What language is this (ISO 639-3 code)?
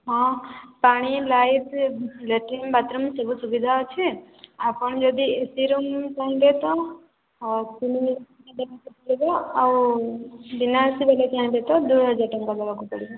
ori